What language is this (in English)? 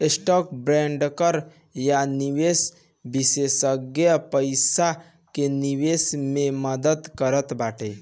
Bhojpuri